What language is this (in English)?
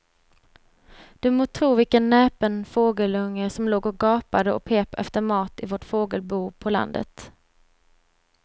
Swedish